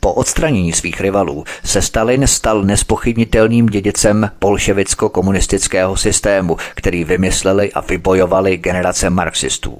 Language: Czech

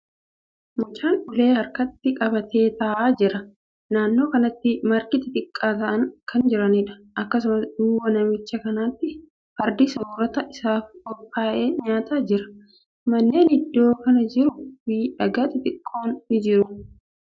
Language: Oromo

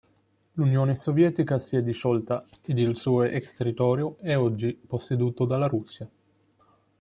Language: Italian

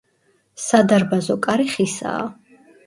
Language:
Georgian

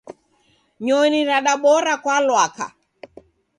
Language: Taita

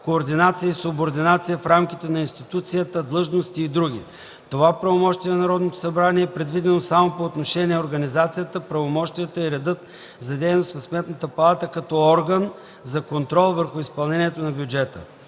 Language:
Bulgarian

